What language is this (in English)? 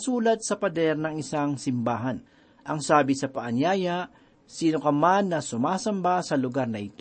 Filipino